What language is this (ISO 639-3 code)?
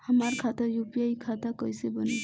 bho